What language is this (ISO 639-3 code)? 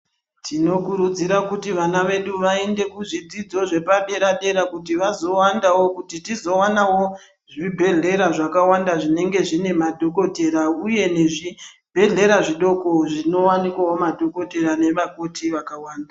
ndc